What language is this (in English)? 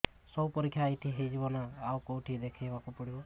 Odia